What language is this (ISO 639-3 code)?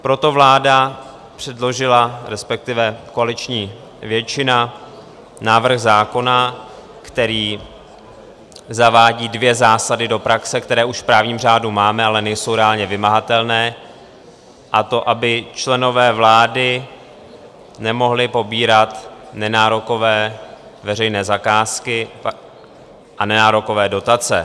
ces